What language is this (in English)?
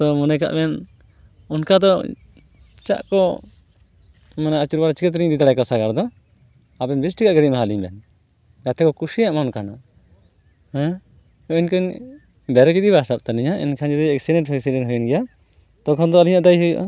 Santali